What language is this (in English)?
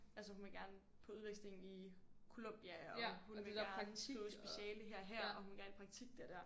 Danish